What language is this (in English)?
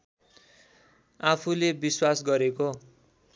Nepali